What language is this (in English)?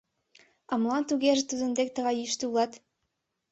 Mari